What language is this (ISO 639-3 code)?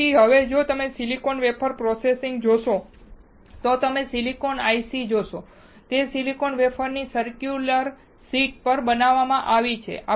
guj